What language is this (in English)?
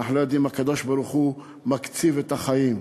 Hebrew